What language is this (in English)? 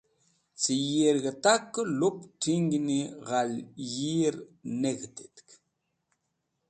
Wakhi